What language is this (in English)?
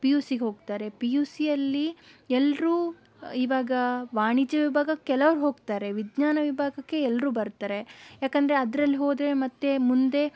Kannada